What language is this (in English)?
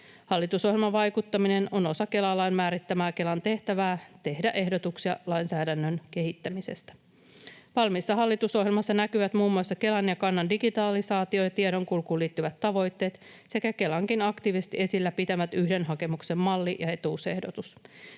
Finnish